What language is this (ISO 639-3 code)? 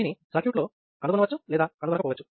tel